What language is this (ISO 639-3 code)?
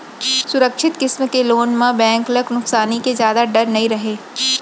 hne